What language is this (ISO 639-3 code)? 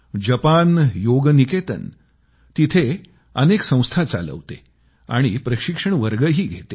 mar